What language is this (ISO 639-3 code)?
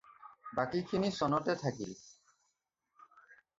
asm